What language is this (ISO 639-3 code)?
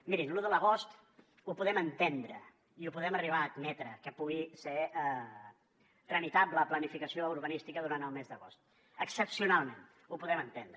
cat